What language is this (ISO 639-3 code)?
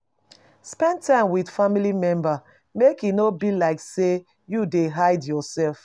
pcm